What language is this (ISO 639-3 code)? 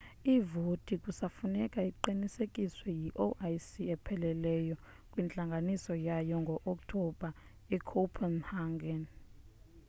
xho